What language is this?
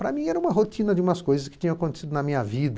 Portuguese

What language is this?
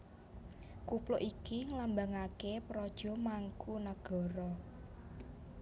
Javanese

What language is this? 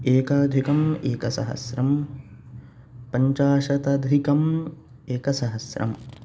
Sanskrit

